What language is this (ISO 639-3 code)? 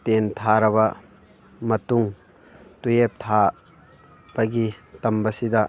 mni